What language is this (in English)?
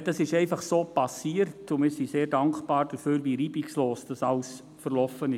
Swiss German